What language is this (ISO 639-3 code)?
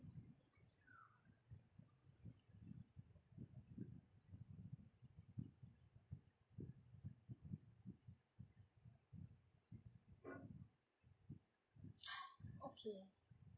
eng